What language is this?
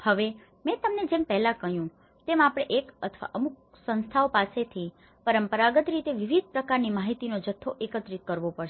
Gujarati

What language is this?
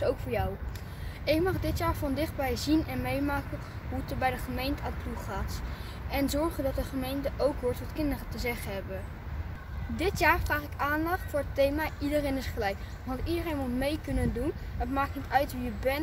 Dutch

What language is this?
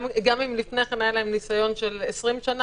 Hebrew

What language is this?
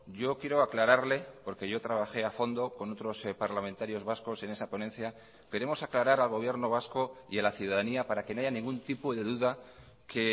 Spanish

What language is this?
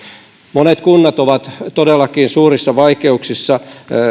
Finnish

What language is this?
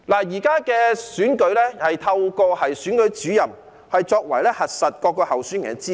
Cantonese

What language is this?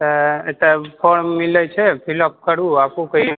Maithili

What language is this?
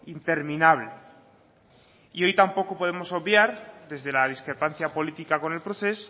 Spanish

